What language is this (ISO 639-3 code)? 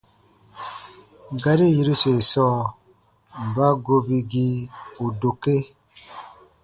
bba